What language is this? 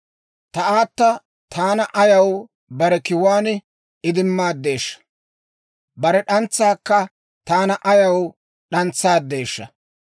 Dawro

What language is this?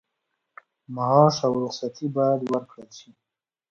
Pashto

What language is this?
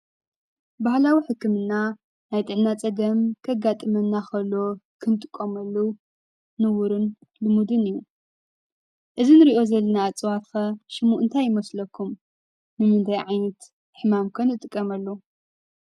Tigrinya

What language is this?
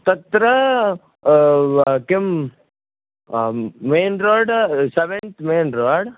Sanskrit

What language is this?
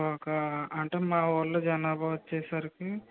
Telugu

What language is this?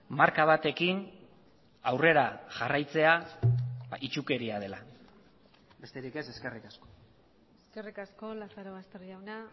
Basque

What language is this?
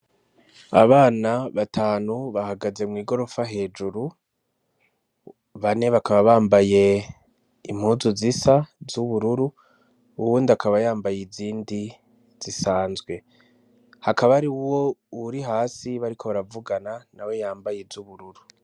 Rundi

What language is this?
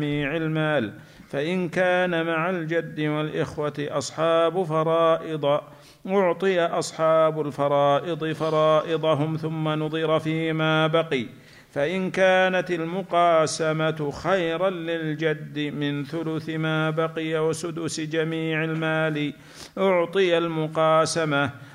Arabic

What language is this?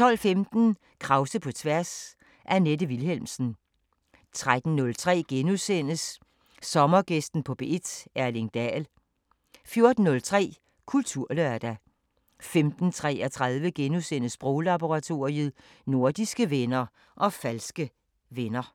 Danish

